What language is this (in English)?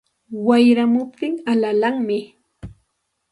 Santa Ana de Tusi Pasco Quechua